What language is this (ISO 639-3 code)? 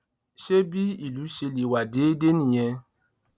yor